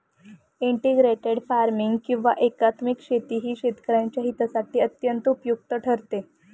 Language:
Marathi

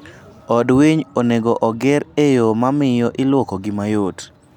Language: Luo (Kenya and Tanzania)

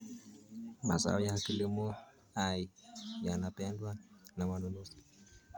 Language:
Kalenjin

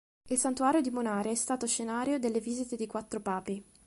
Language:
Italian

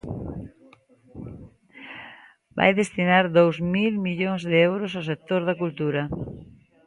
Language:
Galician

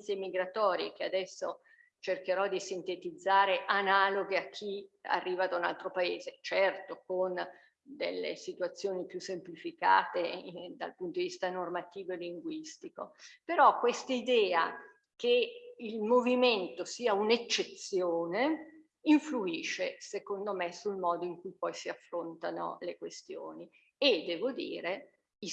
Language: Italian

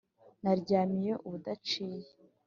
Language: Kinyarwanda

